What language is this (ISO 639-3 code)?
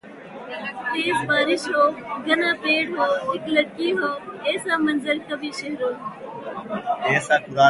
urd